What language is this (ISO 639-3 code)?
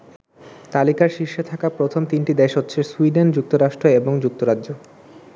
ben